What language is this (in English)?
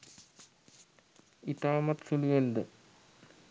Sinhala